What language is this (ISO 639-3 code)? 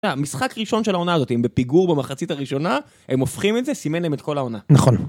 heb